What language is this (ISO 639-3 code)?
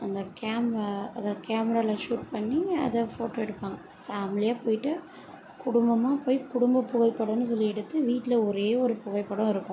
tam